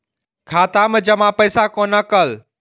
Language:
Maithili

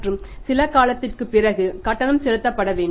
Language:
Tamil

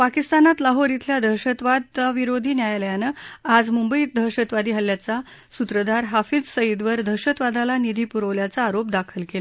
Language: Marathi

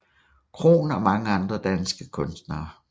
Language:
Danish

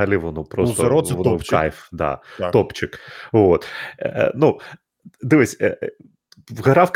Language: Ukrainian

